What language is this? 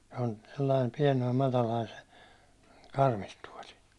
Finnish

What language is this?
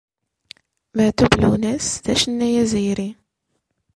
Kabyle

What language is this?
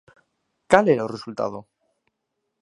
Galician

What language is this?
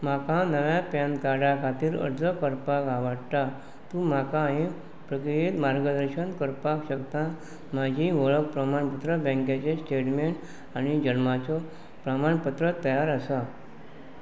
Konkani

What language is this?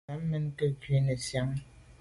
Medumba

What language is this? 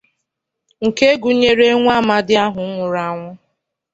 Igbo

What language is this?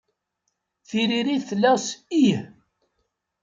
Kabyle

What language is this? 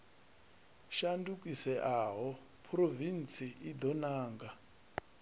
Venda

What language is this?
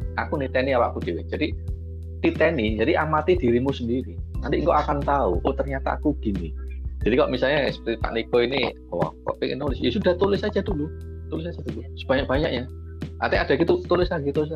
Indonesian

